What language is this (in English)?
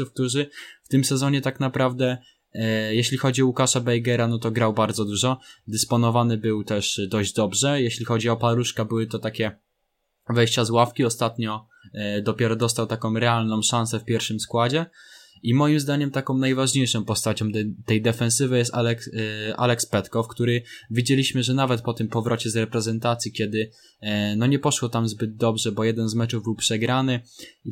Polish